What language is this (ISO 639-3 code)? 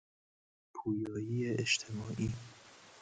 fas